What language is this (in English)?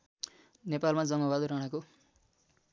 Nepali